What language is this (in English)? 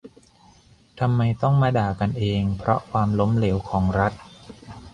Thai